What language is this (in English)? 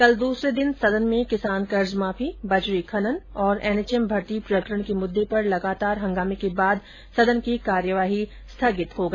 Hindi